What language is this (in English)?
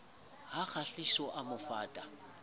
Southern Sotho